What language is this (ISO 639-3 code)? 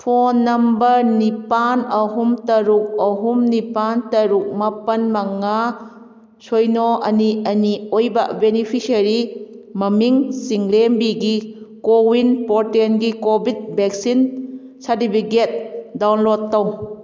mni